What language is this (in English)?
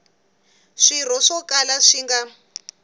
Tsonga